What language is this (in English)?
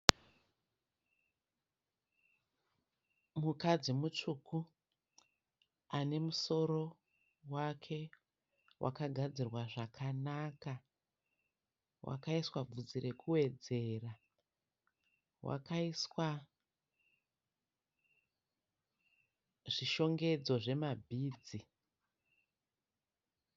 Shona